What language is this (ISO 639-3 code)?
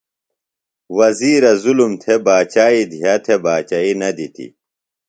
phl